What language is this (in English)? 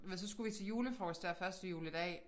Danish